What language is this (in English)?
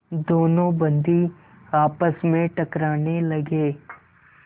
Hindi